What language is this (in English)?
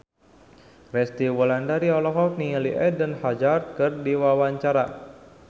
Sundanese